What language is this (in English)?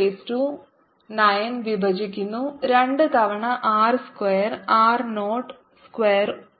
Malayalam